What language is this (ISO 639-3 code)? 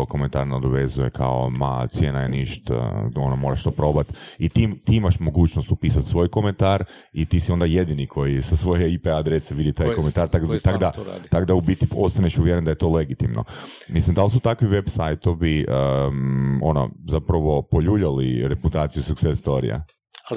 hrv